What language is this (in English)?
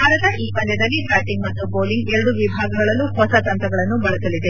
Kannada